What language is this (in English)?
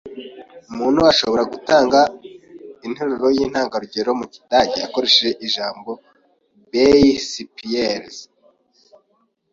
Kinyarwanda